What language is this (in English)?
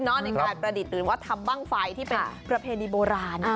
Thai